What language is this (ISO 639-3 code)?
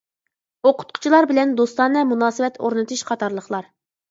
uig